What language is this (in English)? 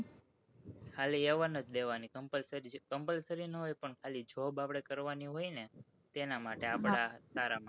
Gujarati